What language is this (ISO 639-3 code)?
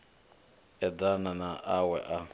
ven